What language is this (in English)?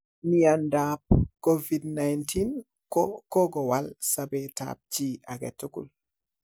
Kalenjin